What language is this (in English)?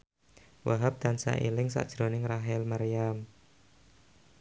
Javanese